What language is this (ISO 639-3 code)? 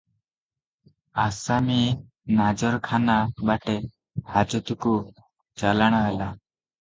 ori